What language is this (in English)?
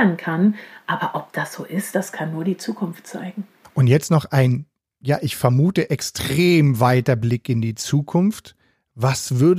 German